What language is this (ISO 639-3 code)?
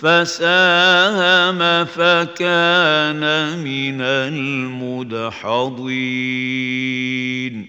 ara